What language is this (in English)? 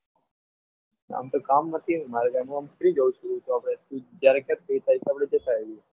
Gujarati